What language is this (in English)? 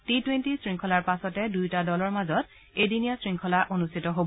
Assamese